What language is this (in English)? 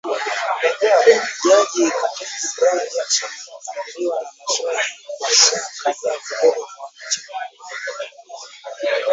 Swahili